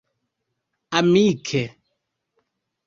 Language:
Esperanto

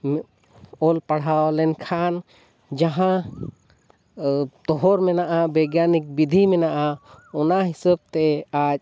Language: Santali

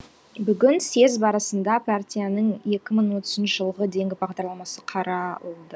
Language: Kazakh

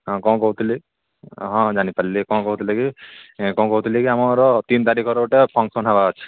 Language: Odia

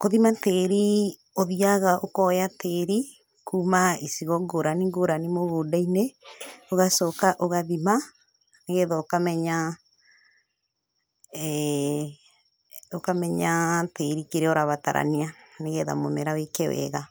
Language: Kikuyu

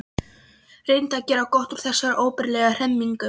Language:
Icelandic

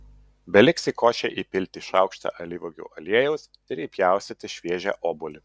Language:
Lithuanian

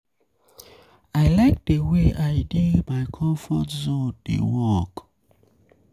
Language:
Nigerian Pidgin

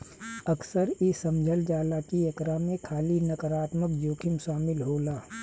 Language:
Bhojpuri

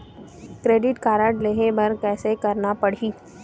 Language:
Chhattisgarhi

